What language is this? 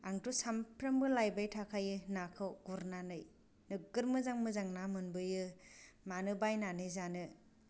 Bodo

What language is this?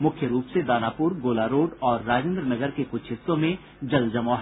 Hindi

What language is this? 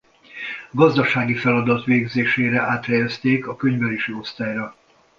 Hungarian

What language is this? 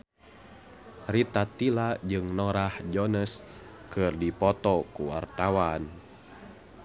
Sundanese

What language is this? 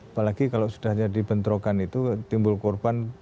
Indonesian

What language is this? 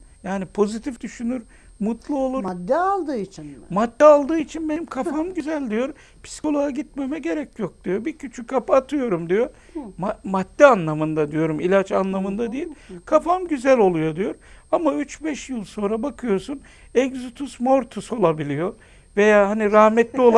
Turkish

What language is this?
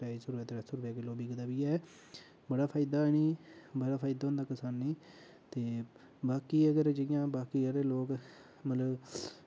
Dogri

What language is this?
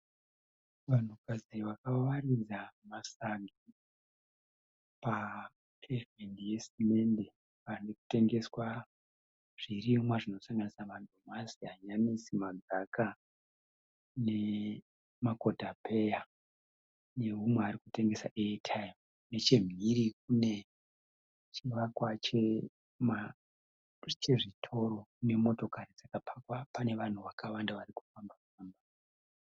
Shona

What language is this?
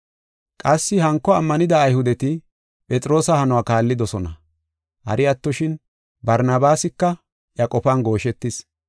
Gofa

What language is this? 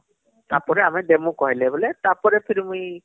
Odia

